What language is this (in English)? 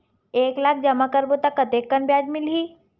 Chhattisgarhi